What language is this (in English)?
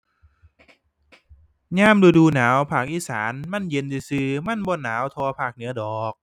Thai